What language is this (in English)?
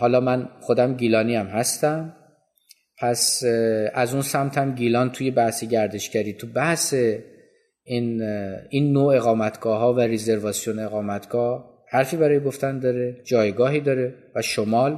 Persian